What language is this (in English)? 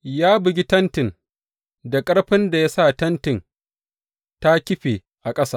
Hausa